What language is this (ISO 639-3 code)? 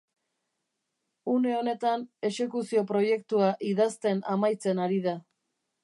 eus